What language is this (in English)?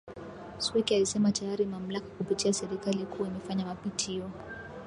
Swahili